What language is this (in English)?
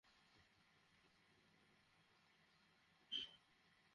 Bangla